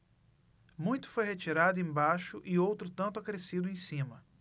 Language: Portuguese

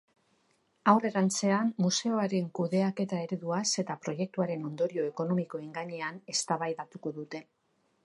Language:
Basque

